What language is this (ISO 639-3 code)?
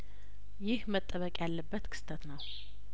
amh